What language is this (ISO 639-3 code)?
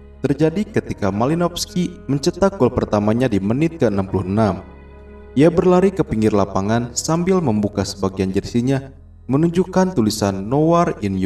ind